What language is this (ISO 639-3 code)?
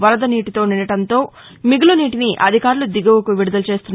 tel